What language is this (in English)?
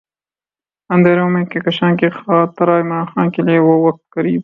Urdu